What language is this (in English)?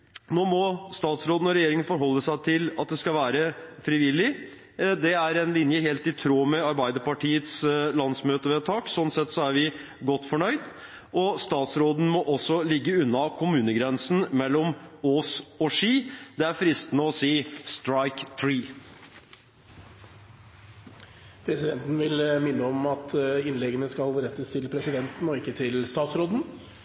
Norwegian